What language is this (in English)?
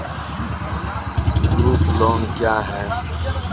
Maithili